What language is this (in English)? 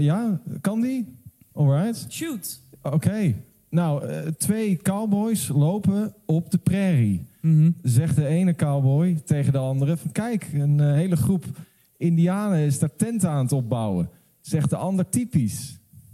Dutch